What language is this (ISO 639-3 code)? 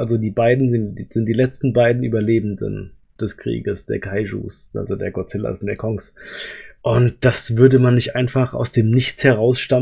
deu